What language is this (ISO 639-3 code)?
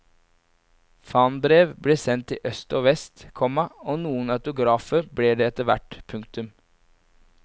nor